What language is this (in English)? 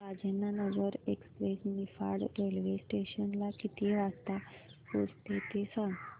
Marathi